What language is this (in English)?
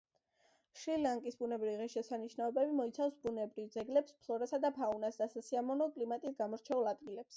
Georgian